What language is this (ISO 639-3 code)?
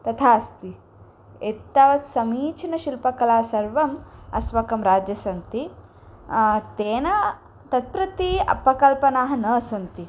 san